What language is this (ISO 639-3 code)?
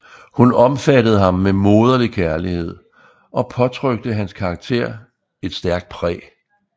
dan